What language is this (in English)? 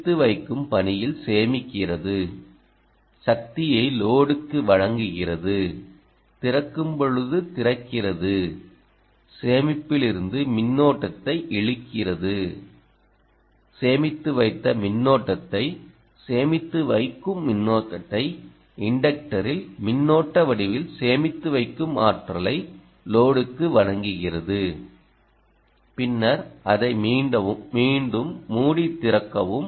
Tamil